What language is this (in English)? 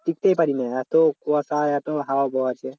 Bangla